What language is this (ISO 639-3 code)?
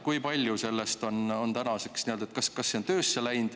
est